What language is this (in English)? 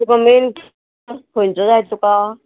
Konkani